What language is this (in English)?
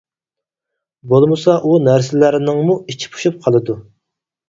Uyghur